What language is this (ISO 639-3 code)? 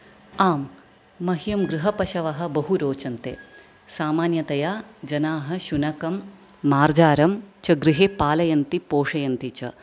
san